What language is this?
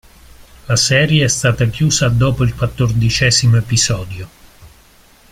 Italian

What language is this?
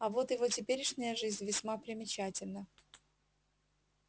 Russian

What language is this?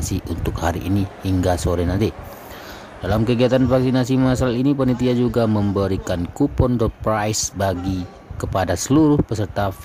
Indonesian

